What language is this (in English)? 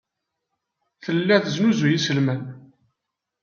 Kabyle